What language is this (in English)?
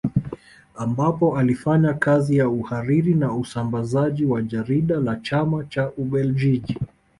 Swahili